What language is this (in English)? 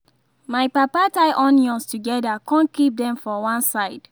Nigerian Pidgin